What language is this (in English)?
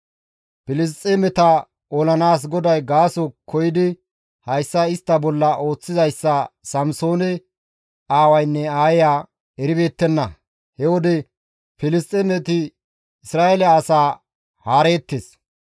Gamo